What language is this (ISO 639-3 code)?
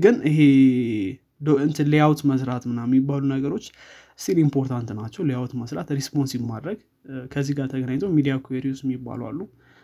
amh